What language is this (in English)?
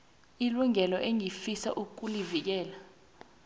South Ndebele